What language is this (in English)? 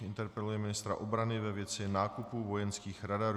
Czech